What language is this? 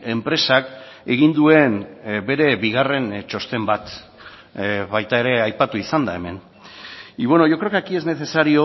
Basque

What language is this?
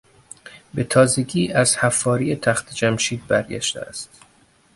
Persian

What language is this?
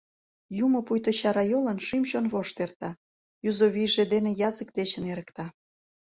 Mari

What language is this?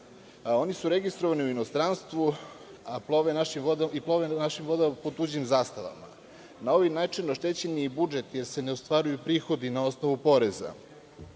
Serbian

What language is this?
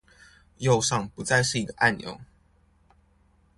Chinese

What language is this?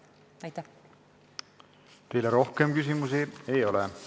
Estonian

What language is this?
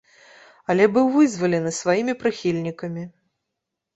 Belarusian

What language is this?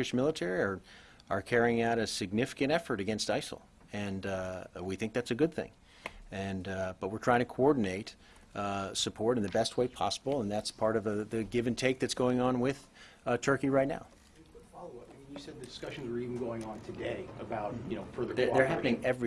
English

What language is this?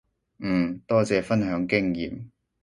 Cantonese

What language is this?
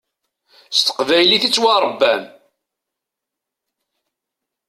Kabyle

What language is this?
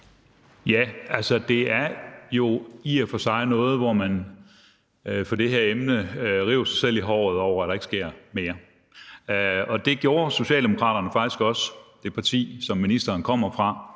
Danish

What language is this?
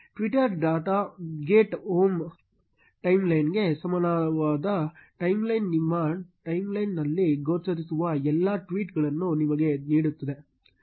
Kannada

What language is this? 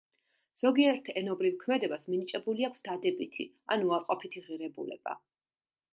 Georgian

